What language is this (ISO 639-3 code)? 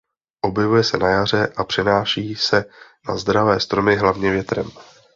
ces